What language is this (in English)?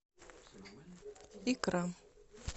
Russian